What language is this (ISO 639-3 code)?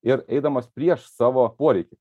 lit